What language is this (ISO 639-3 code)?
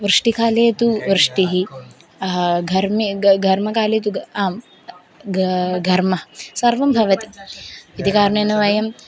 san